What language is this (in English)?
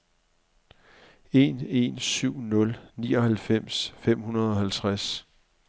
Danish